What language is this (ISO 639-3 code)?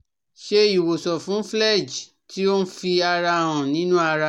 yor